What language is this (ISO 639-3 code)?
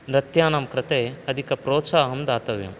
san